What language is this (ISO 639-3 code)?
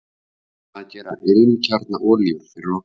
isl